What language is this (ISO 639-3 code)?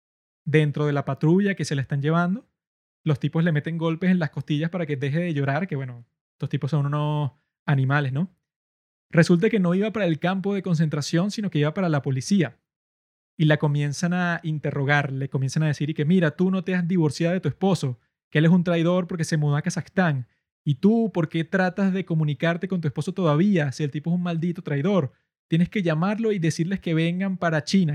spa